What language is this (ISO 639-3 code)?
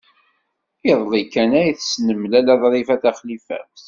kab